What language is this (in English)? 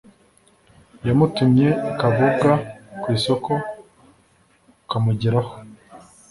Kinyarwanda